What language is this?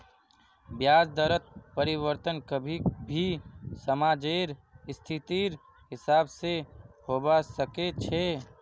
Magahi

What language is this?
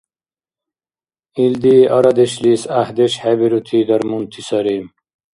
Dargwa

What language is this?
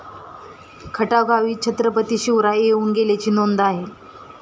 Marathi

